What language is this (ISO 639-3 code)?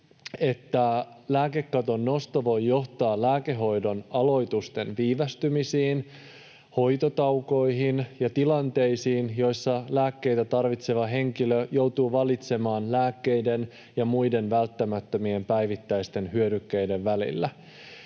fin